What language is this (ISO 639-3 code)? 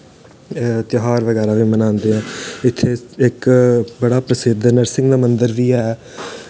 doi